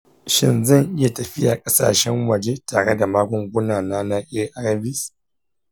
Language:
Hausa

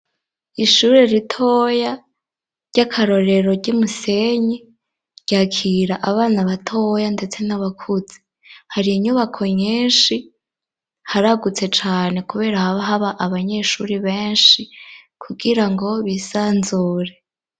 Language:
Rundi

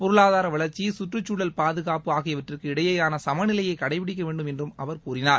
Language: Tamil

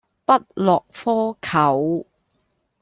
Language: Cantonese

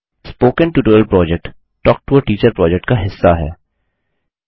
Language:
Hindi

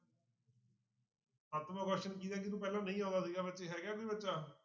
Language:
Punjabi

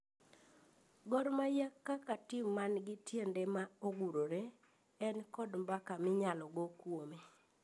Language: Luo (Kenya and Tanzania)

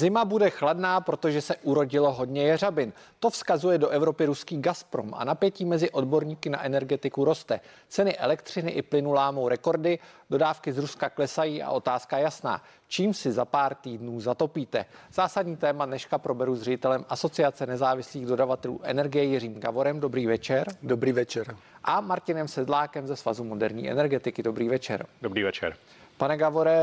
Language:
Czech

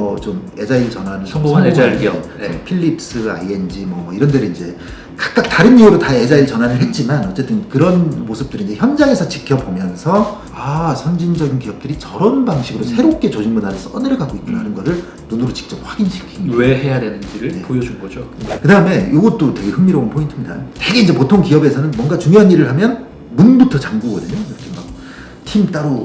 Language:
Korean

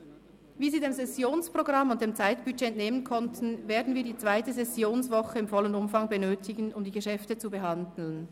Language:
Swiss German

